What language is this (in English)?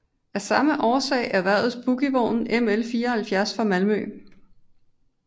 Danish